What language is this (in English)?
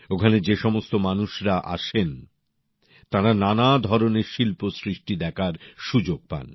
Bangla